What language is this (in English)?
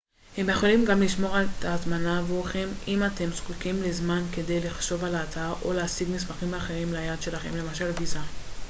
Hebrew